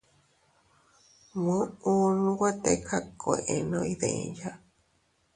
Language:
Teutila Cuicatec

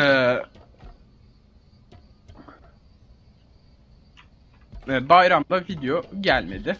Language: Turkish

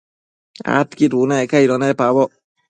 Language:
Matsés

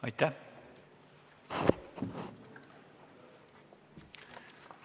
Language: Estonian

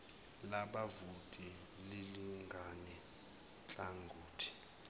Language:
Zulu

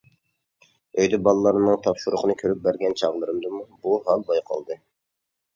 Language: Uyghur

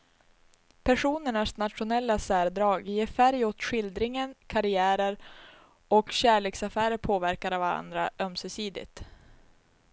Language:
Swedish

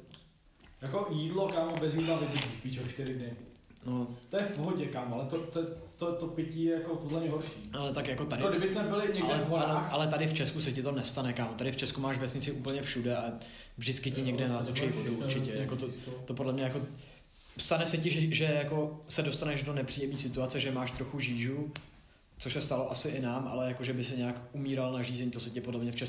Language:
Czech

